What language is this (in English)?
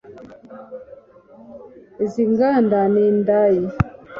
Kinyarwanda